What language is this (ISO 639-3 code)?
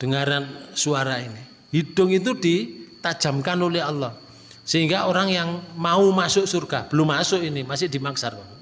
ind